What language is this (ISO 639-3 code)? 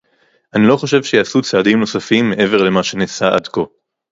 heb